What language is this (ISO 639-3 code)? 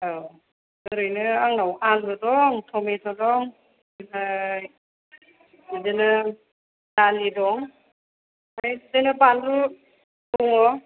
brx